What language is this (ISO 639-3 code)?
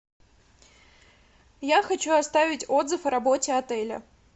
rus